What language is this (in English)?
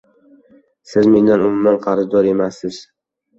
Uzbek